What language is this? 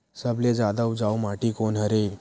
Chhattisgarhi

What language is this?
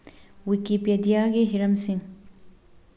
Manipuri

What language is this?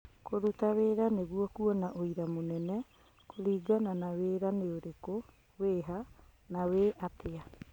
Kikuyu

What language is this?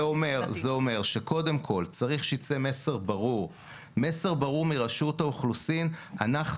Hebrew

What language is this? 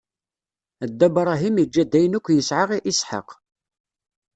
Kabyle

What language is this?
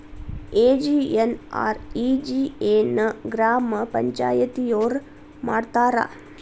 Kannada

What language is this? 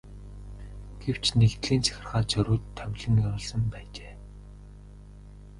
Mongolian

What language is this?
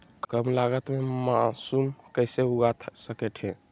Magahi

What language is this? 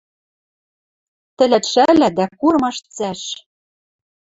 Western Mari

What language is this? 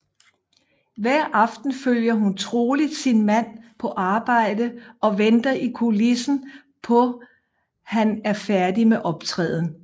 Danish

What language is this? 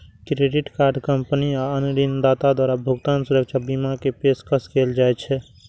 Maithili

